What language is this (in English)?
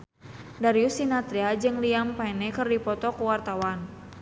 Sundanese